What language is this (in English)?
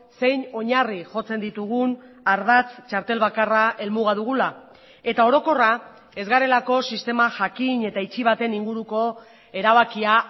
Basque